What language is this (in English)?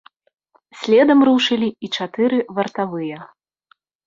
Belarusian